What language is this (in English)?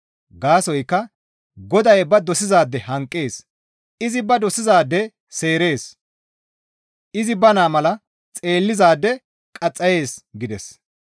Gamo